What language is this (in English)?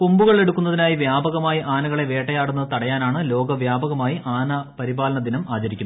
Malayalam